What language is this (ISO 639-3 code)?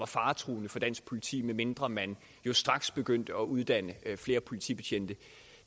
dan